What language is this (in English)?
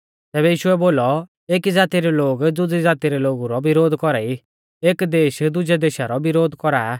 Mahasu Pahari